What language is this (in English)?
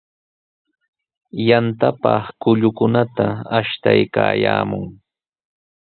Sihuas Ancash Quechua